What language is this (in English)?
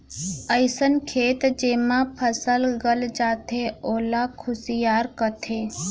Chhattisgarhi